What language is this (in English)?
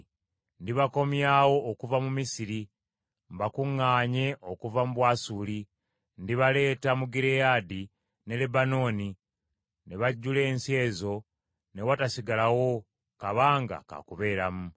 Ganda